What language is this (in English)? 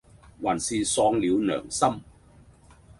Cantonese